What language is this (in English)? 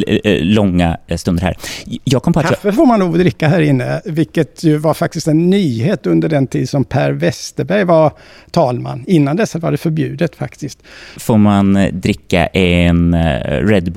Swedish